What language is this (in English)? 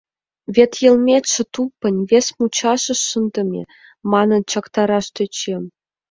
Mari